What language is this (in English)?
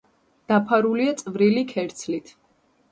Georgian